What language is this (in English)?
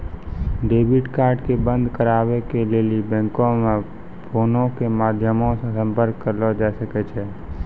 Maithili